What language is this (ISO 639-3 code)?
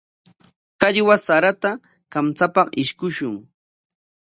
qwa